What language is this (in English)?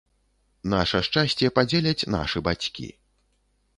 Belarusian